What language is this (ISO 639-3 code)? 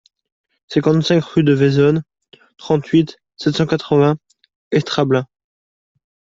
fra